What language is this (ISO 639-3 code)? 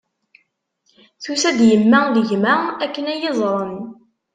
kab